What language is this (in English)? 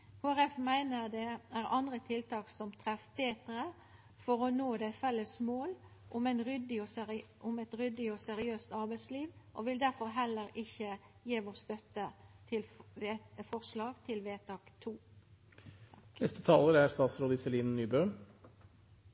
Norwegian